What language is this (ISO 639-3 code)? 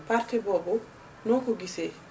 wol